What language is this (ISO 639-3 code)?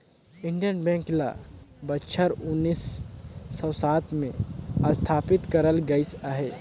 hne